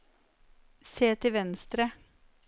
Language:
Norwegian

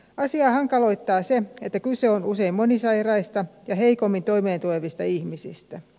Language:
Finnish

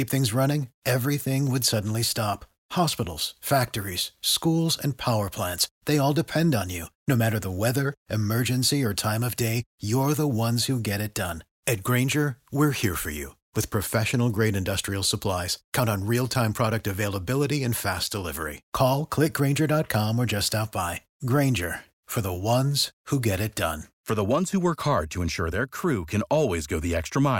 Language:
Romanian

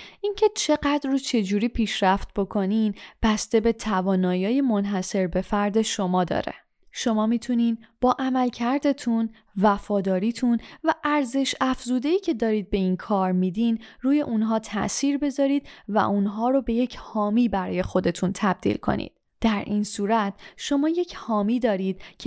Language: Persian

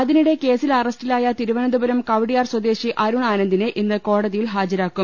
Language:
Malayalam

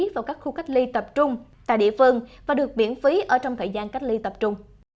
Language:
Vietnamese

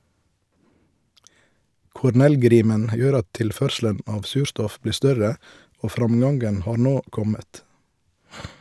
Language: Norwegian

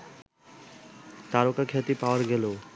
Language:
Bangla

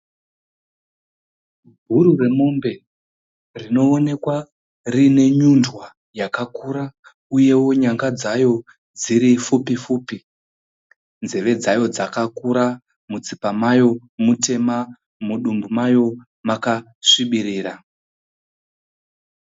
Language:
Shona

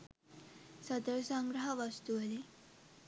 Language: Sinhala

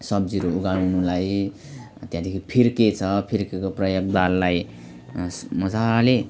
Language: Nepali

